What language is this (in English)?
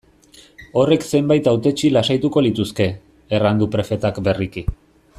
Basque